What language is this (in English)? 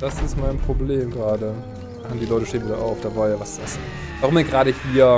German